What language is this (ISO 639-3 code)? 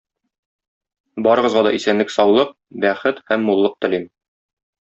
tat